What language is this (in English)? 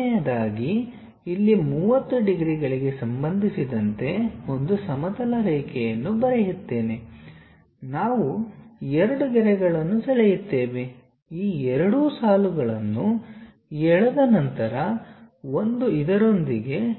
Kannada